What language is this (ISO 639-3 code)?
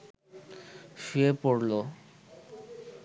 ben